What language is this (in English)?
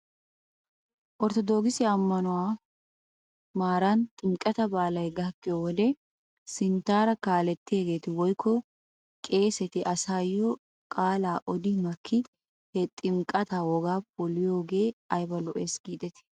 Wolaytta